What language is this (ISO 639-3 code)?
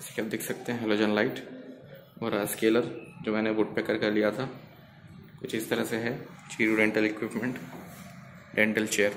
hin